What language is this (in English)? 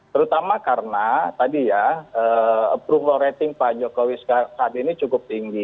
Indonesian